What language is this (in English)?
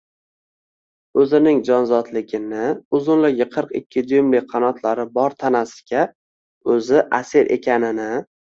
Uzbek